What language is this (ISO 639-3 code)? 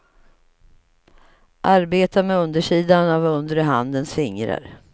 swe